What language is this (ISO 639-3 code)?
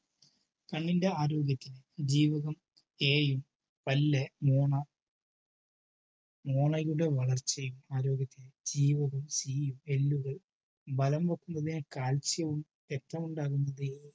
mal